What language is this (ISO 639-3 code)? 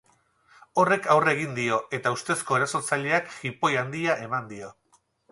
eus